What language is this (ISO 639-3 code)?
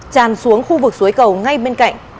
vie